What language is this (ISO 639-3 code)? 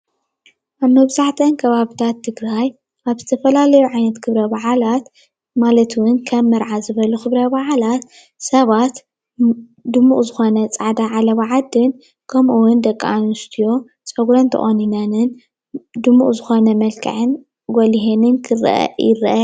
tir